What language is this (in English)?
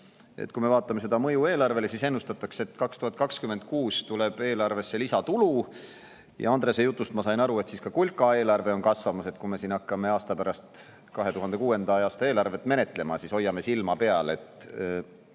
Estonian